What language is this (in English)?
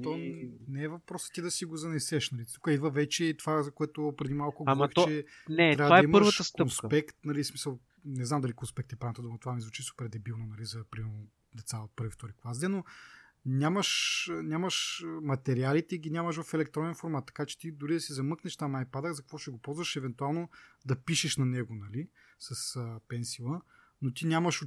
Bulgarian